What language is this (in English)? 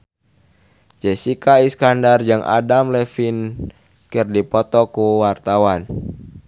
Sundanese